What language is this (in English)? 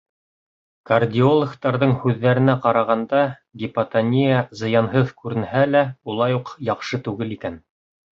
Bashkir